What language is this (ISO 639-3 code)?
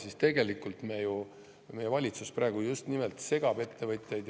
est